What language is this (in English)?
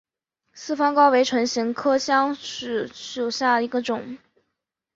Chinese